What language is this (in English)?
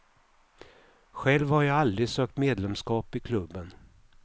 Swedish